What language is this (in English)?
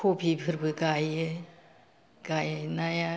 Bodo